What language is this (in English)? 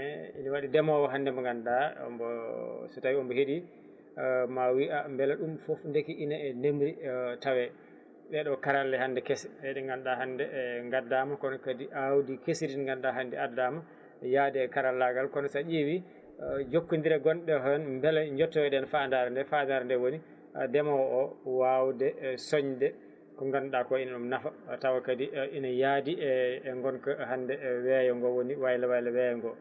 Fula